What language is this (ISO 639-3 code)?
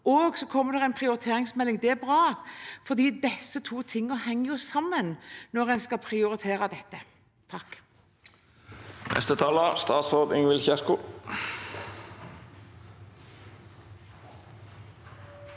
nor